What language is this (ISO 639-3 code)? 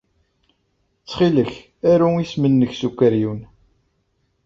kab